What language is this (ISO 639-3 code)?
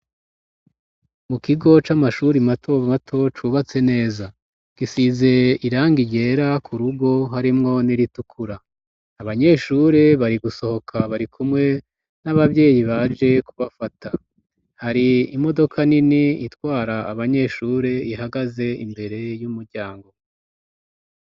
run